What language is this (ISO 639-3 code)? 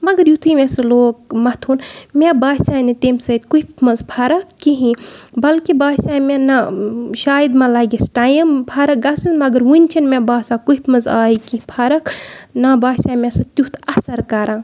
kas